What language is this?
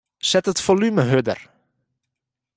Western Frisian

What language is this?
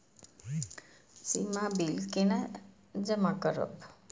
Maithili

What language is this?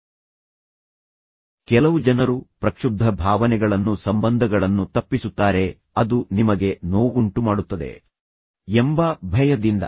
Kannada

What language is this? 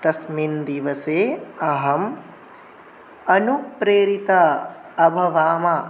Sanskrit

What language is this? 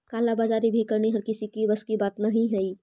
Magahi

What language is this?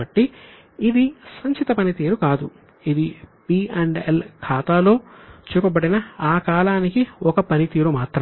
Telugu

